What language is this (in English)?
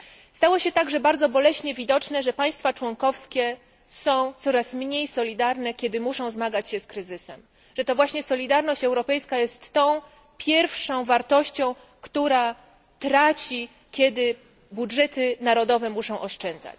Polish